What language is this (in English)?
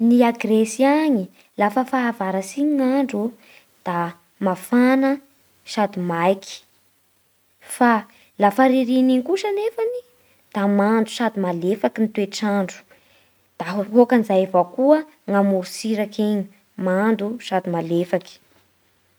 Bara Malagasy